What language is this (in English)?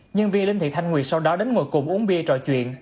Vietnamese